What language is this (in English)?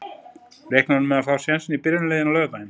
Icelandic